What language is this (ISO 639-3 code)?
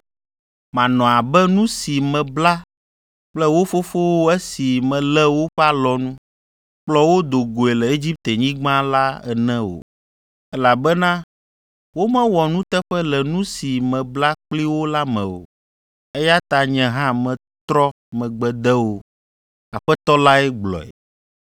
ewe